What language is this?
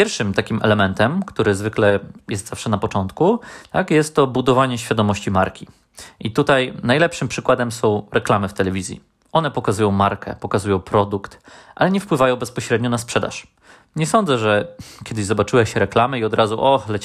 Polish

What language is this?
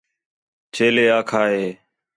Khetrani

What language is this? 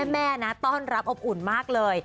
Thai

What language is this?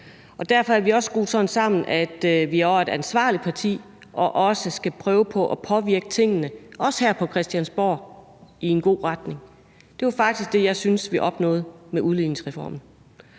Danish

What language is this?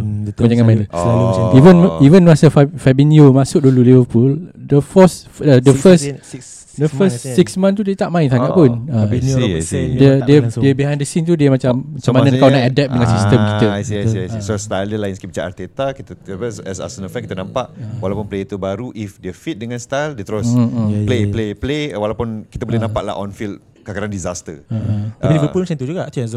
Malay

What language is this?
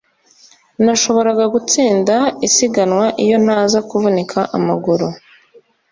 Kinyarwanda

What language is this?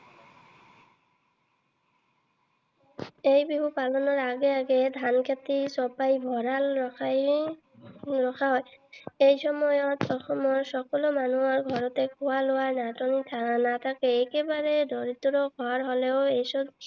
Assamese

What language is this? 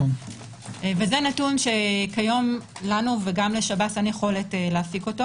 Hebrew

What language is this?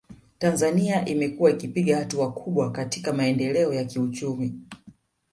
Swahili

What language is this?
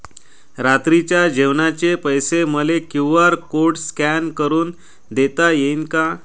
Marathi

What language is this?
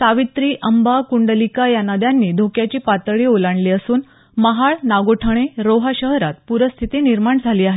Marathi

